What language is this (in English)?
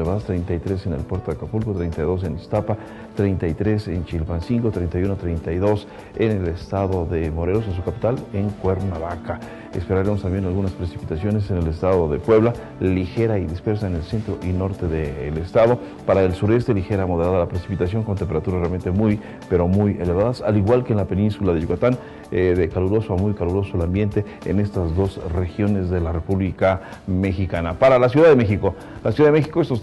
Spanish